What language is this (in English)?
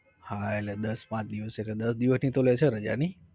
Gujarati